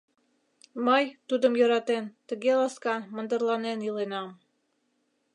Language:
Mari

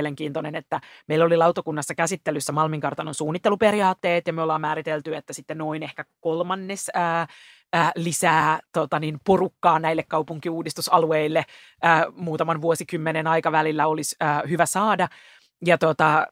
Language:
Finnish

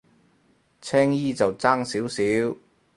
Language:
Cantonese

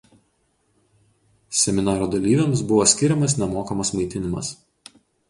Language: Lithuanian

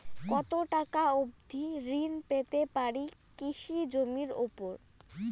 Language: Bangla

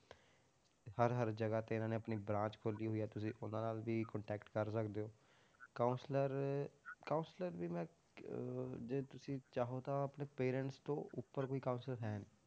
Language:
Punjabi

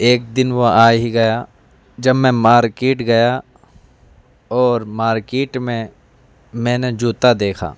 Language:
Urdu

